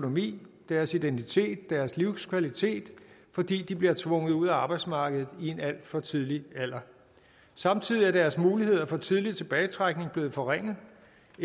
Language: Danish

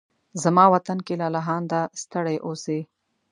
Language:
Pashto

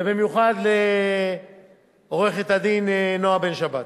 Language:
Hebrew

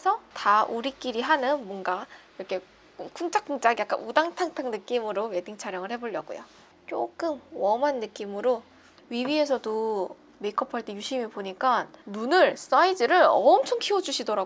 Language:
Korean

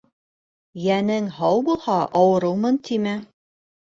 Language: Bashkir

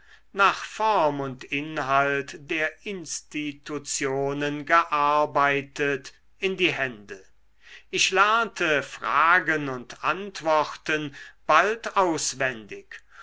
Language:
German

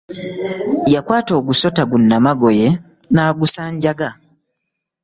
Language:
Ganda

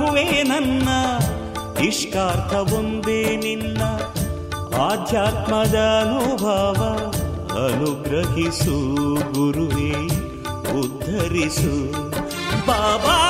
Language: Kannada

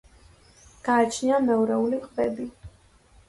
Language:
Georgian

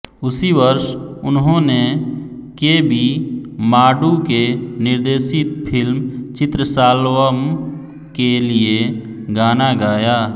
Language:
Hindi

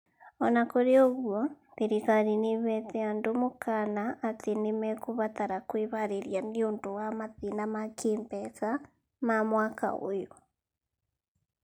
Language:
Kikuyu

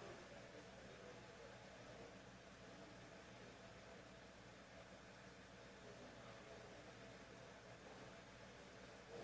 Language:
English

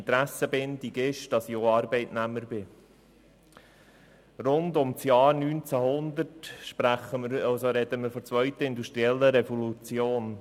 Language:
Swiss German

